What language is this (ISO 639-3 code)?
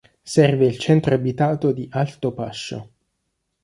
ita